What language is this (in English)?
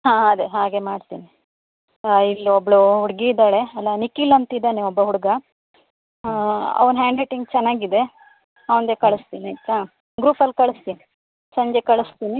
Kannada